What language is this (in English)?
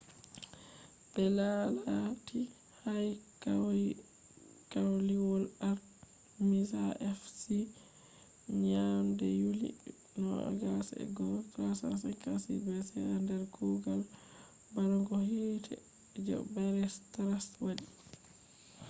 Fula